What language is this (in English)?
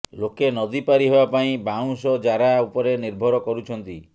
Odia